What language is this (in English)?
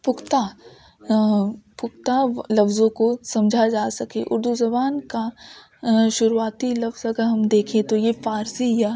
Urdu